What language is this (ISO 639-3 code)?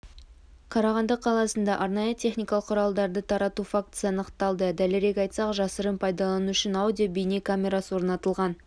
kaz